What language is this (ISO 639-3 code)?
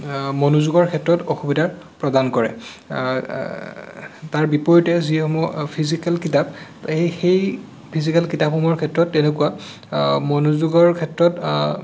asm